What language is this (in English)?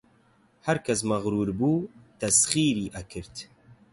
Central Kurdish